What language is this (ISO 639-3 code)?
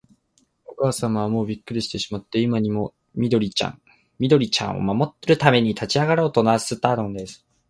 jpn